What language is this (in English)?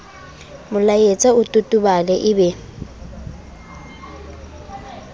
Southern Sotho